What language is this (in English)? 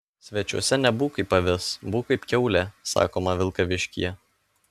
Lithuanian